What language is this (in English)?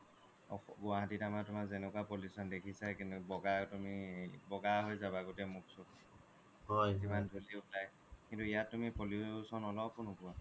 Assamese